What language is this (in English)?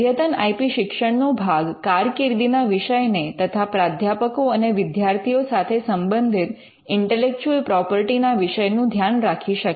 Gujarati